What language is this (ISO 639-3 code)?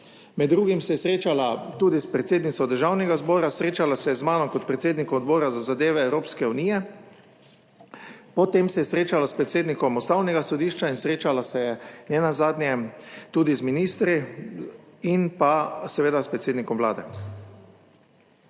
slv